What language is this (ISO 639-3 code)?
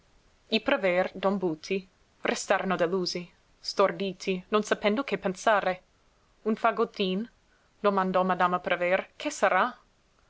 ita